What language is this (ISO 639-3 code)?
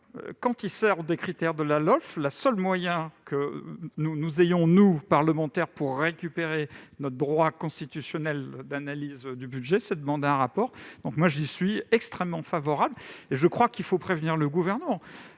fra